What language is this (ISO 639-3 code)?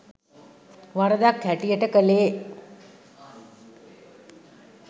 sin